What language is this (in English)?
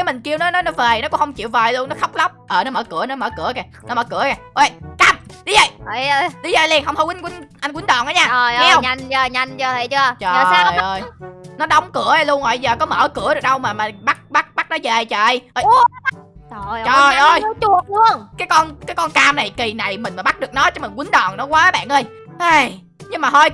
Vietnamese